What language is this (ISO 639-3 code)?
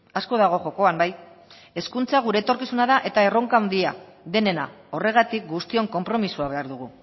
eus